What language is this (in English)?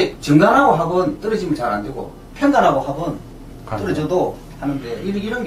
Korean